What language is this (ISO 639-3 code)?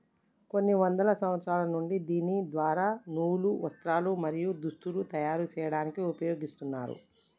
tel